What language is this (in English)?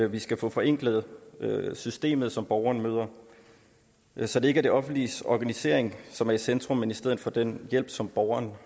Danish